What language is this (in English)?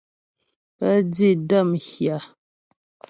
Ghomala